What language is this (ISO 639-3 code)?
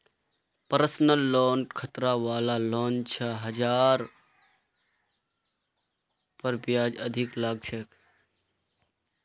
mag